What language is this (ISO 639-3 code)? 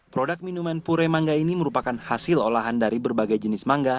ind